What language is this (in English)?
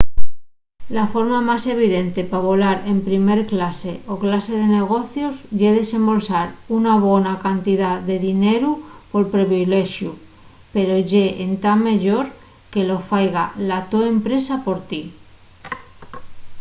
Asturian